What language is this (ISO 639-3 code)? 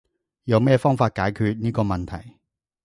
yue